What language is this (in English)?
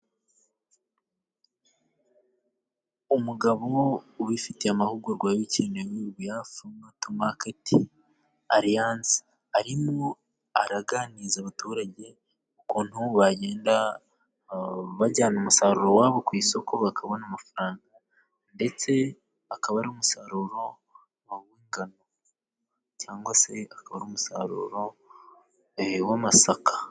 Kinyarwanda